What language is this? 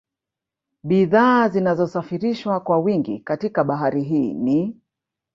Swahili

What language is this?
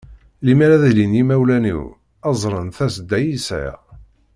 Kabyle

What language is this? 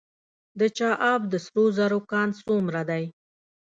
Pashto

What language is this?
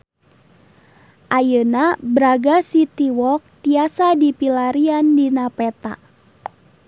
Sundanese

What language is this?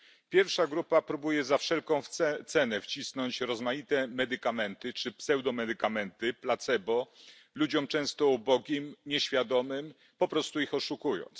Polish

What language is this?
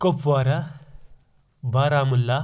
Kashmiri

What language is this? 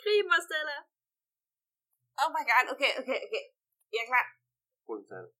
Danish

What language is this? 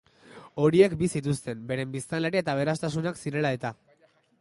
Basque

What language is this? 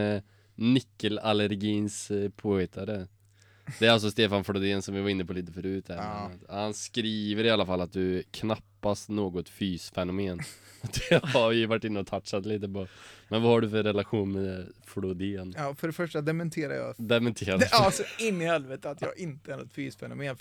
Swedish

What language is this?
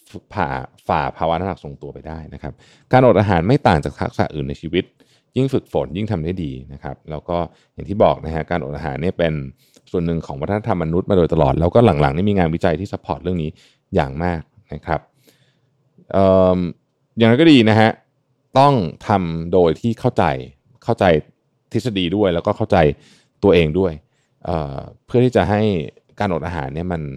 Thai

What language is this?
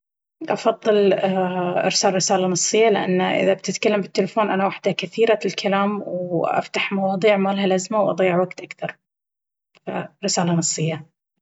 Baharna Arabic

